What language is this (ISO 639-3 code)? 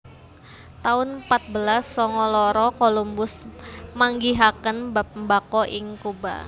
jav